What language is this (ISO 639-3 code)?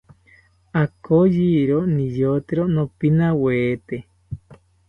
cpy